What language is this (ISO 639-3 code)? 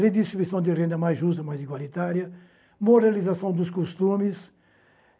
por